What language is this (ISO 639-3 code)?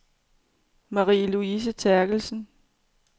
dan